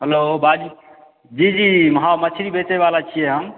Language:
Maithili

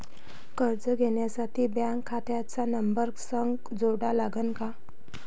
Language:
Marathi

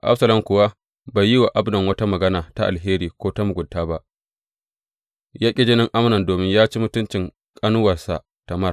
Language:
Hausa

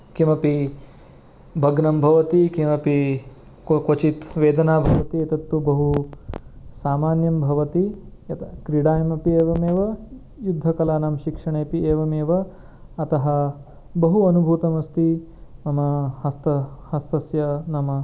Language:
Sanskrit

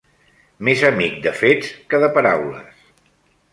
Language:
Catalan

